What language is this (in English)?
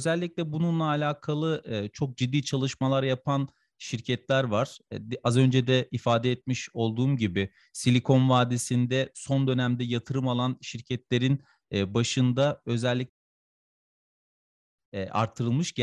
Turkish